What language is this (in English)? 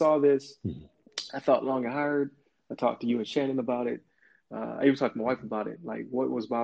English